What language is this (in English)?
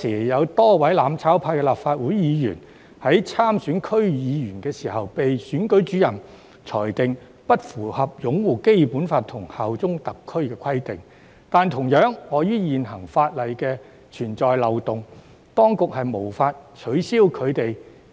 Cantonese